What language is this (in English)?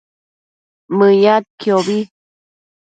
Matsés